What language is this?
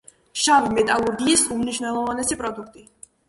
Georgian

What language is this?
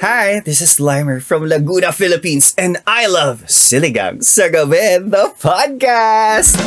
Filipino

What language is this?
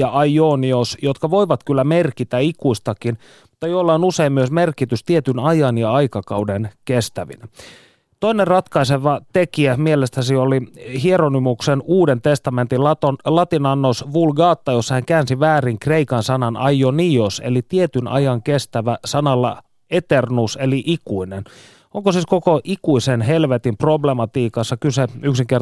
Finnish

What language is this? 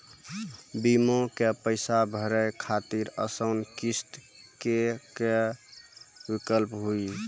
Maithili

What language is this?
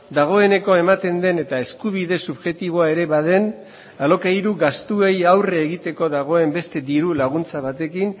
Basque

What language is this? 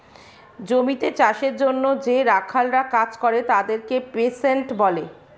Bangla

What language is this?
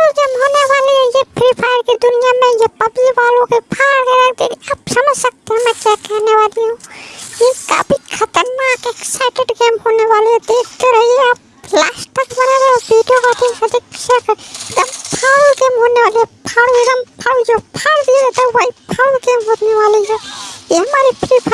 Dutch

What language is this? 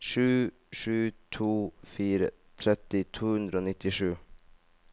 Norwegian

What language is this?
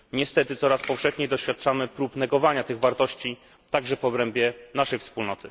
Polish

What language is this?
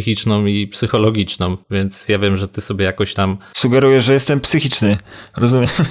Polish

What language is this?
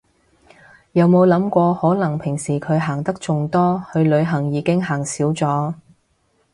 Cantonese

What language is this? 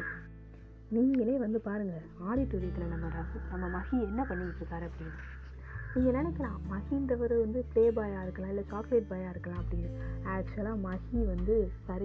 Tamil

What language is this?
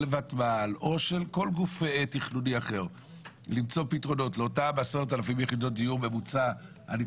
Hebrew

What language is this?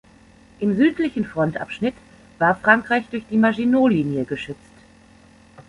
German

